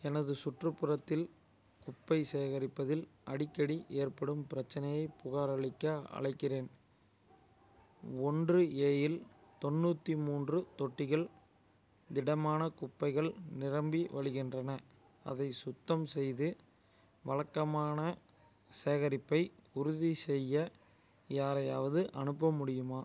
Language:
Tamil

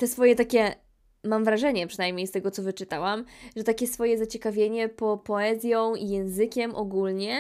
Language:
Polish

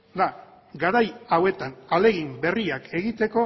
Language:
Basque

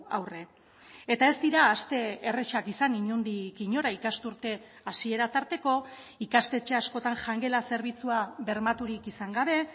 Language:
Basque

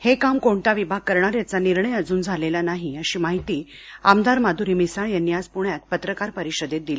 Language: Marathi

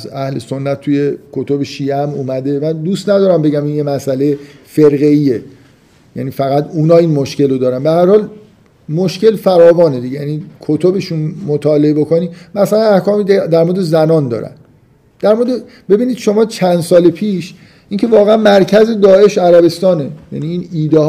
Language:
Persian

